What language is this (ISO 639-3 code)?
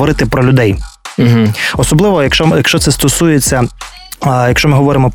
ukr